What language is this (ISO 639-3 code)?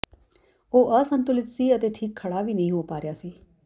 pan